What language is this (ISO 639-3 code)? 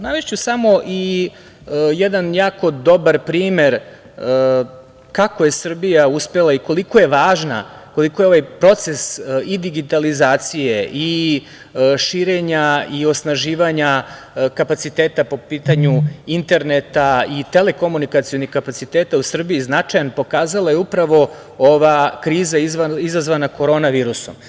srp